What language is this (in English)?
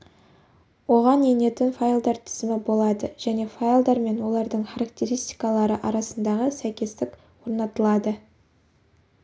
Kazakh